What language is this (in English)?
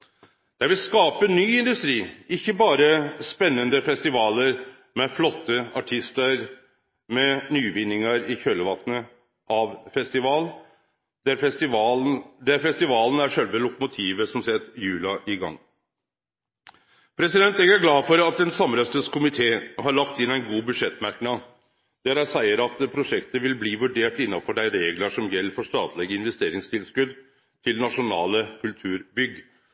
Norwegian Nynorsk